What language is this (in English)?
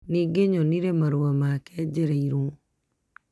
Kikuyu